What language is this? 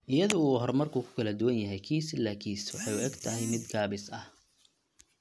Somali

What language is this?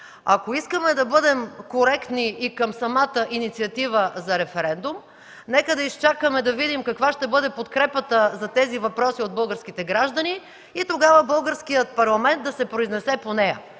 Bulgarian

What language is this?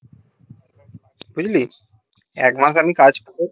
Bangla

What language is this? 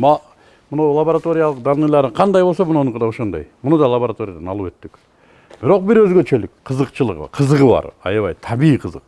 Turkish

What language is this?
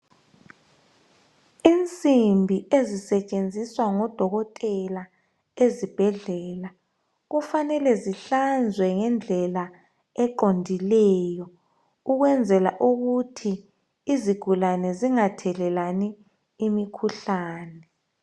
North Ndebele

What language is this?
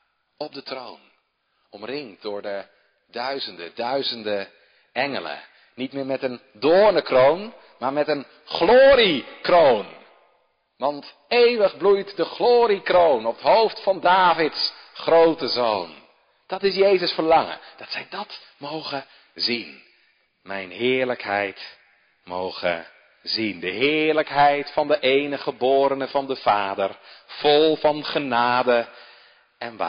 Dutch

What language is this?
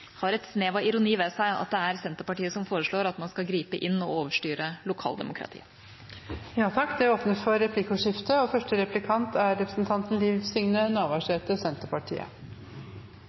Norwegian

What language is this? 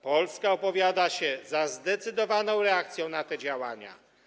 Polish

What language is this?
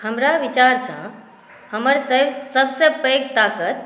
Maithili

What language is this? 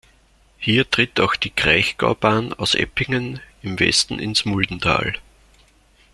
German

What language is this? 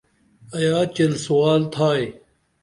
Dameli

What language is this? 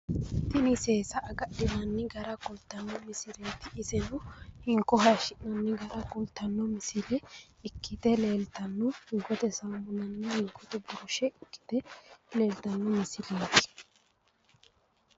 Sidamo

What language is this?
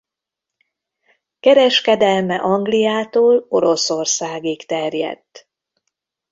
Hungarian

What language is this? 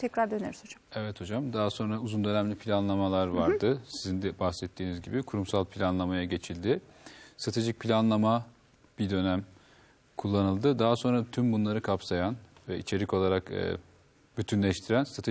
Turkish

